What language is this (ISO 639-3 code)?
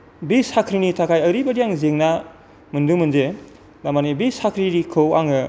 brx